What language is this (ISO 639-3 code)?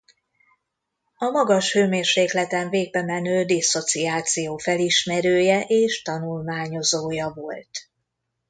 hun